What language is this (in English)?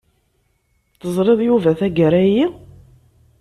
Kabyle